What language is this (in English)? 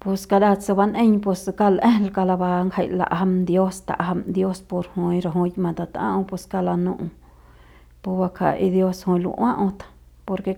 Central Pame